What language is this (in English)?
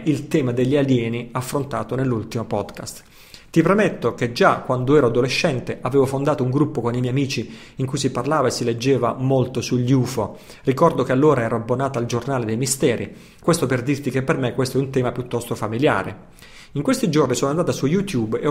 Italian